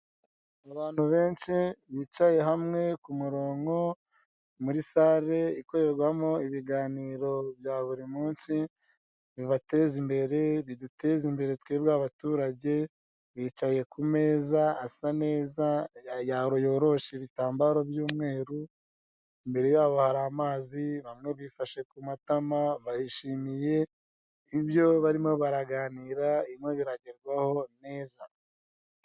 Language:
Kinyarwanda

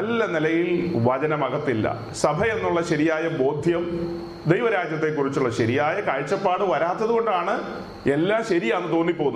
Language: Malayalam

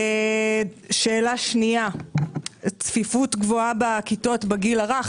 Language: Hebrew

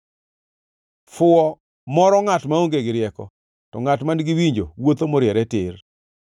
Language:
Luo (Kenya and Tanzania)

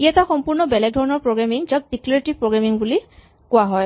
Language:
Assamese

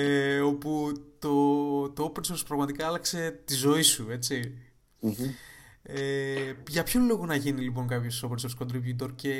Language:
Greek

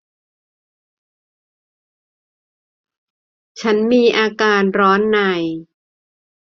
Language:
Thai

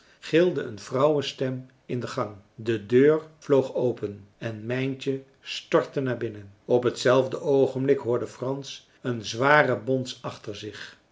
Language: Dutch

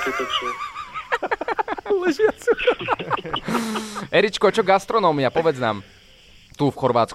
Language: Slovak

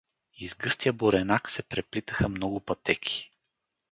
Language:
Bulgarian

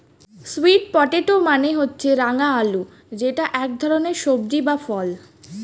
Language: Bangla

